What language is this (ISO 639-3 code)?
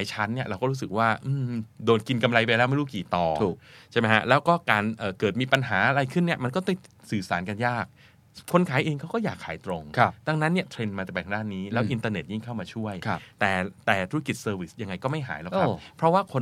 tha